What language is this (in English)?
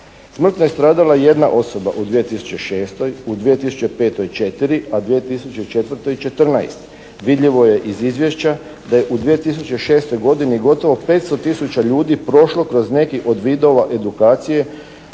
Croatian